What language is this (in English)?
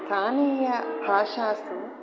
Sanskrit